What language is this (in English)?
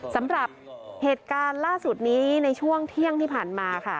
Thai